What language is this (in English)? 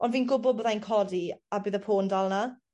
Welsh